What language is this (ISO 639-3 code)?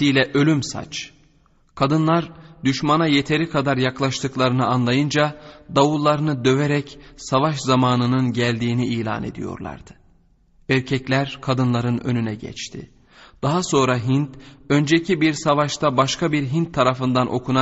tur